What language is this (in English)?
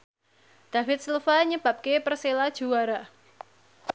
Javanese